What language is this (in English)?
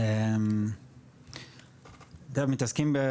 Hebrew